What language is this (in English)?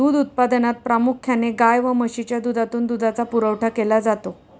Marathi